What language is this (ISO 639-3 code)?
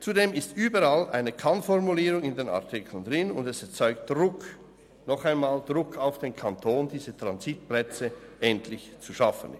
gsw